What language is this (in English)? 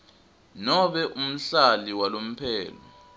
Swati